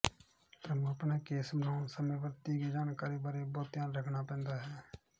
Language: Punjabi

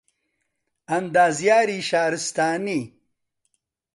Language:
Central Kurdish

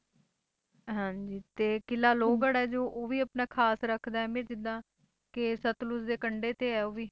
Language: Punjabi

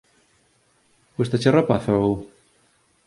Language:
Galician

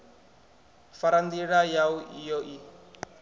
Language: Venda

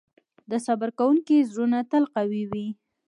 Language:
Pashto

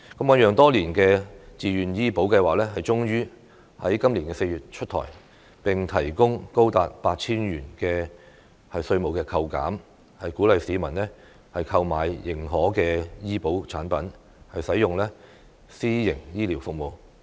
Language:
Cantonese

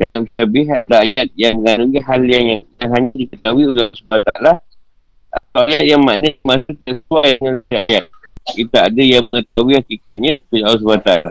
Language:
Malay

